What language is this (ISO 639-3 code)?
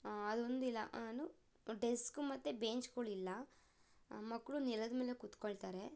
kan